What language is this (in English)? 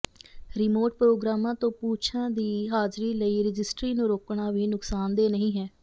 Punjabi